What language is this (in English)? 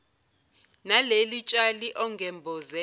Zulu